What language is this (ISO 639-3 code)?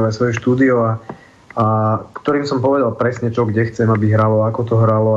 slk